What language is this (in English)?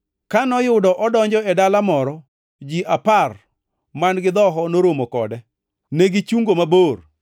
Luo (Kenya and Tanzania)